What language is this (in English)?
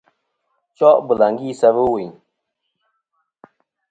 Kom